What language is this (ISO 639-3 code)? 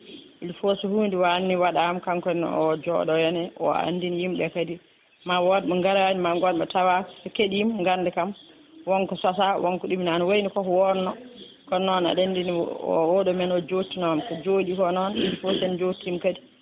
ful